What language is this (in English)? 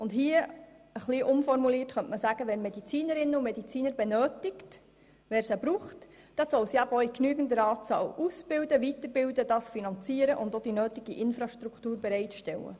Swiss German